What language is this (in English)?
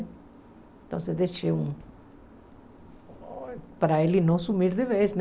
Portuguese